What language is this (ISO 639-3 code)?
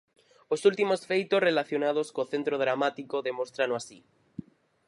glg